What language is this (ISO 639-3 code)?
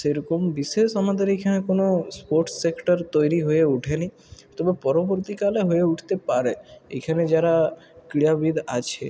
ben